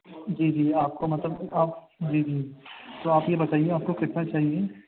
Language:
Urdu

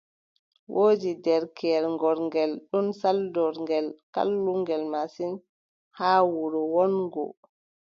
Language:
Adamawa Fulfulde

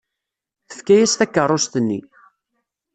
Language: Kabyle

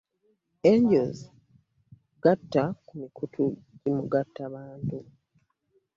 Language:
Ganda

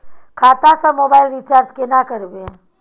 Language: Maithili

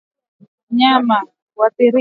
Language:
Swahili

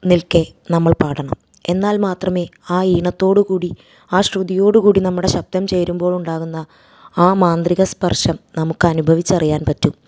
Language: Malayalam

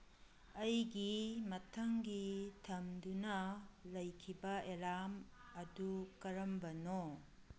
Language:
Manipuri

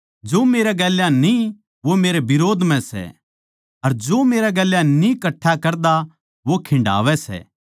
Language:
Haryanvi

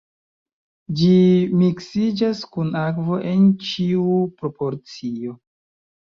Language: Esperanto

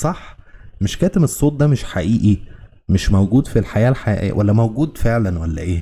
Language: Arabic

